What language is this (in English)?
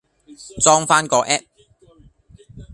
Cantonese